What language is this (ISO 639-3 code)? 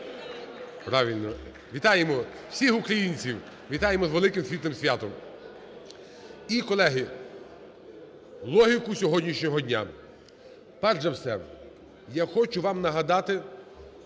ukr